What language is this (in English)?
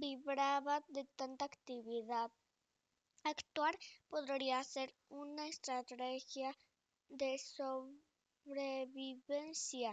Spanish